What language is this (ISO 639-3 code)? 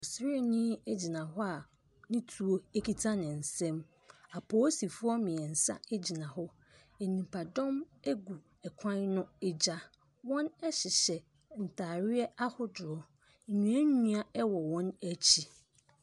aka